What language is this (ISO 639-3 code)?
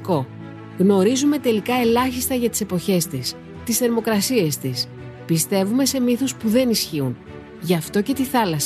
ell